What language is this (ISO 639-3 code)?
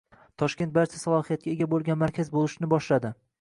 uzb